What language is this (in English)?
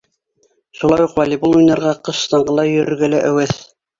Bashkir